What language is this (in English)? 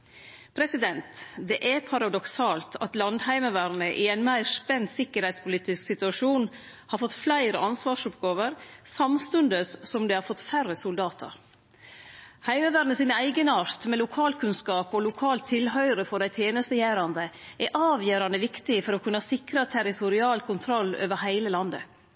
Norwegian Nynorsk